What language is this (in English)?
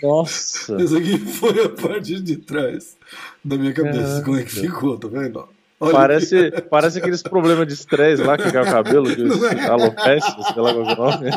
Portuguese